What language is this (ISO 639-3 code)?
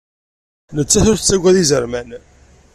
kab